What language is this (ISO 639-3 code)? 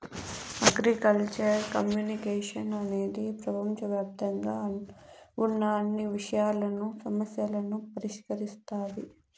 tel